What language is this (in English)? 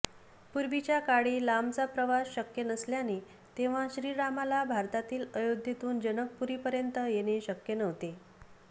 Marathi